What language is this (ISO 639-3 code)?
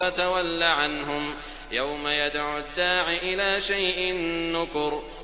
ara